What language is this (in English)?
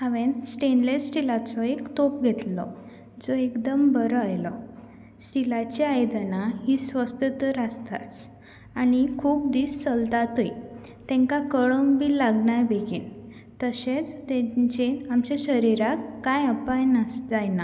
Konkani